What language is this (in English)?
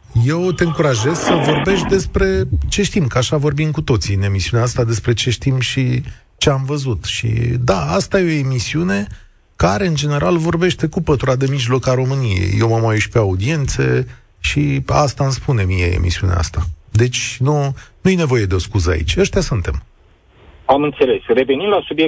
Romanian